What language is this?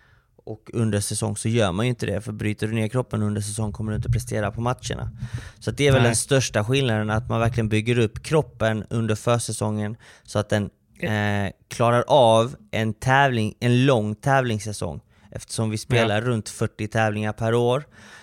Swedish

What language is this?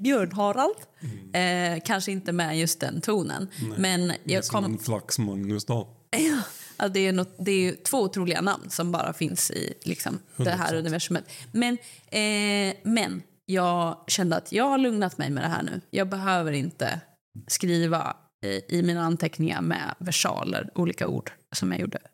Swedish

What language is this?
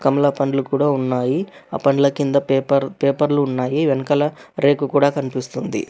Telugu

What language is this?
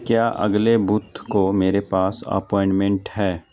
Urdu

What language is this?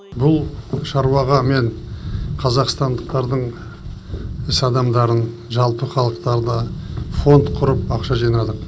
Kazakh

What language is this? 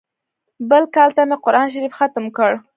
Pashto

